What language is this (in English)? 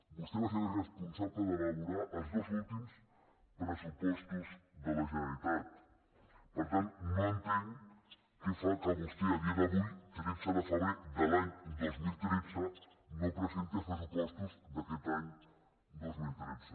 Catalan